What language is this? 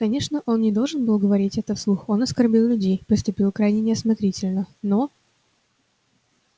Russian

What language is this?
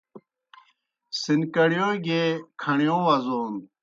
Kohistani Shina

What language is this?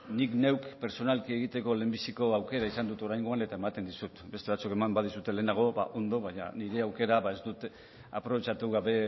Basque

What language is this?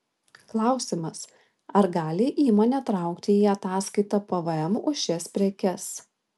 Lithuanian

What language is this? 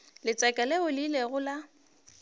Northern Sotho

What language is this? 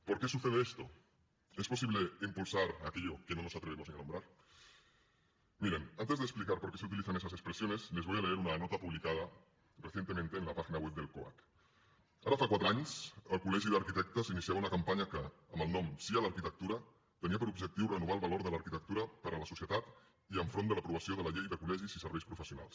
Catalan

